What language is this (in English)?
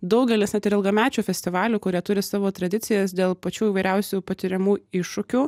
Lithuanian